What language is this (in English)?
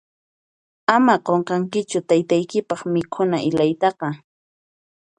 Puno Quechua